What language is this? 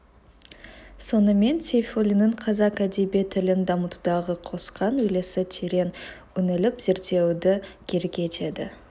Kazakh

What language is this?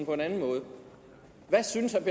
Danish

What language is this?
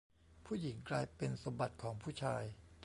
Thai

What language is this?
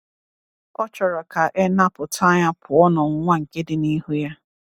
Igbo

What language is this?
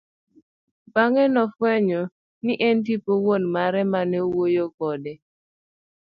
Luo (Kenya and Tanzania)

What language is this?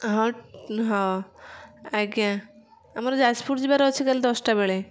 Odia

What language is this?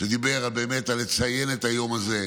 Hebrew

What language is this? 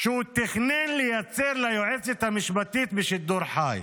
Hebrew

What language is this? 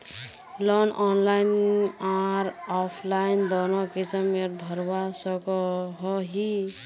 Magahi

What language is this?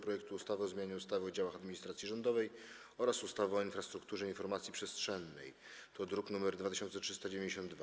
Polish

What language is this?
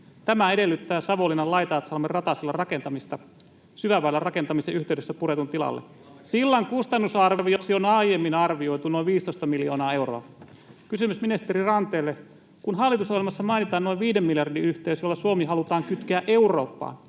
Finnish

